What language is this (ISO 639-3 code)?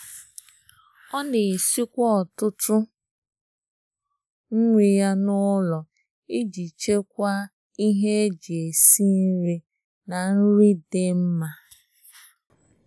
ibo